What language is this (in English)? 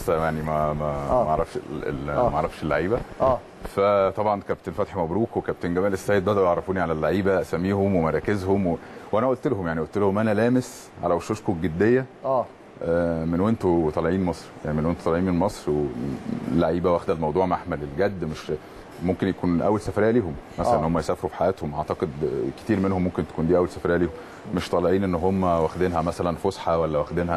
Arabic